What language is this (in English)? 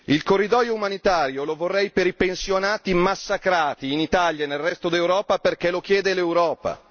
Italian